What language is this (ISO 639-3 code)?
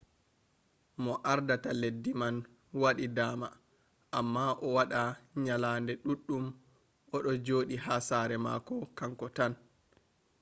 ful